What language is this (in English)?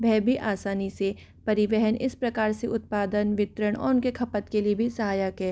Hindi